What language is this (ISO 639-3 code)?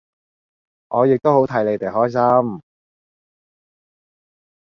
yue